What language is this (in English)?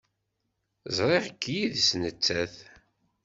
Kabyle